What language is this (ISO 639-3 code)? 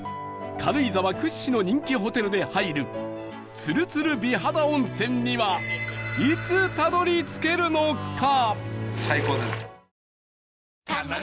jpn